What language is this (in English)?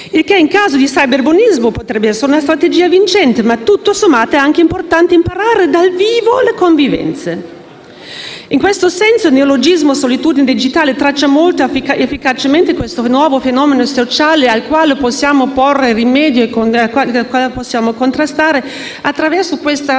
Italian